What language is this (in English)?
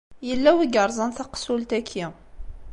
Kabyle